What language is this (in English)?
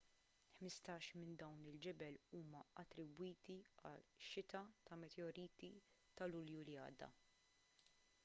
Maltese